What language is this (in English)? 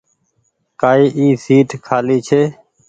Goaria